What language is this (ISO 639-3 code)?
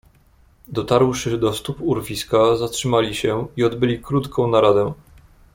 pol